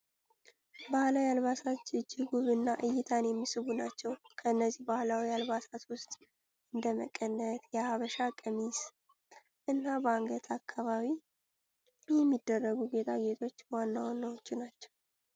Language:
Amharic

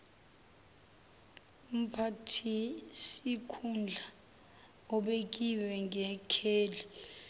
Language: Zulu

